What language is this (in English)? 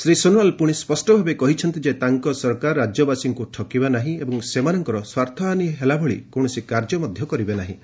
Odia